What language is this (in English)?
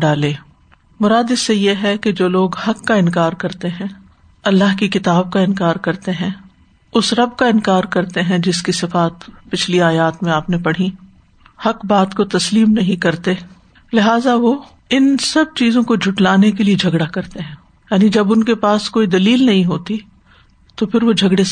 Urdu